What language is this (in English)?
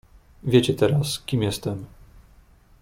Polish